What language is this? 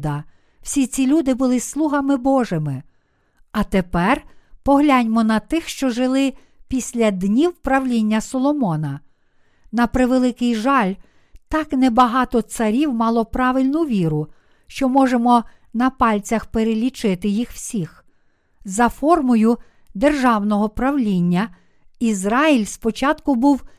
Ukrainian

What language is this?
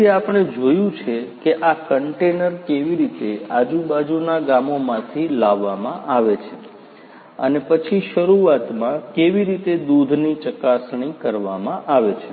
Gujarati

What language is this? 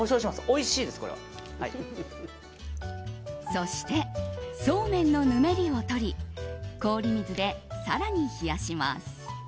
Japanese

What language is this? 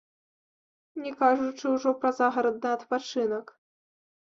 Belarusian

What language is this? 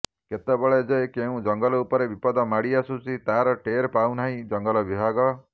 Odia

